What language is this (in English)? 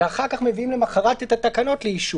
Hebrew